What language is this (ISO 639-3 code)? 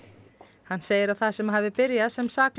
isl